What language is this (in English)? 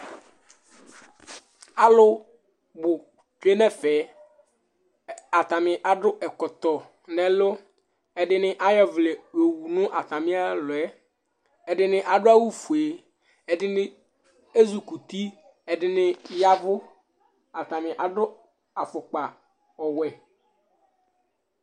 Ikposo